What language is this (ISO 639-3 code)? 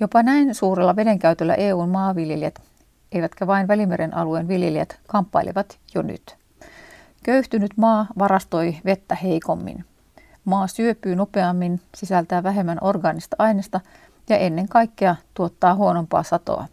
fin